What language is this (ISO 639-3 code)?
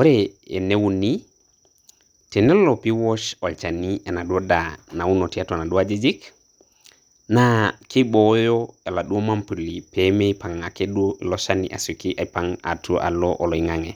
mas